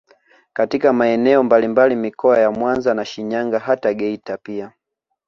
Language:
Swahili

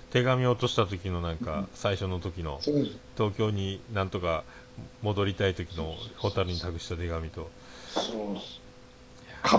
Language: Japanese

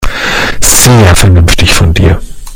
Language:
German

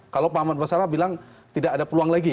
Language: Indonesian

